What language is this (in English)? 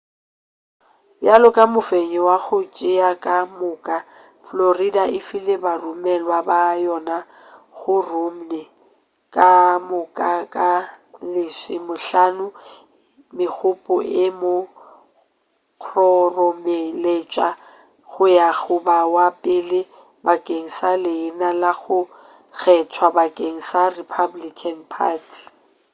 Northern Sotho